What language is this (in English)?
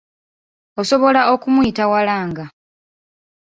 Ganda